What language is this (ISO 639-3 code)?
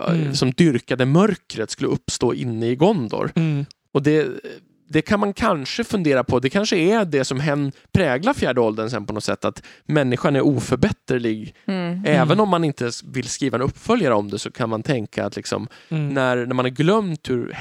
swe